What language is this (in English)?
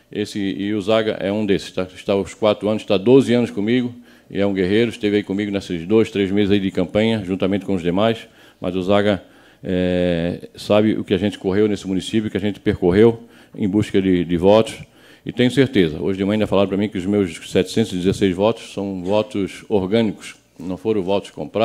Portuguese